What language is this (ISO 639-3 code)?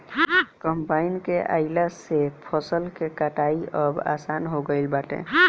bho